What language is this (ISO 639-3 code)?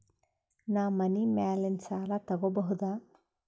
kan